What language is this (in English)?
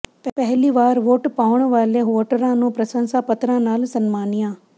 Punjabi